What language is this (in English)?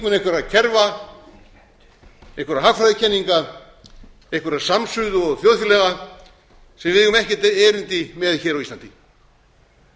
Icelandic